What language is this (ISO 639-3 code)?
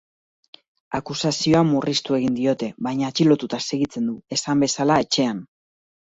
eus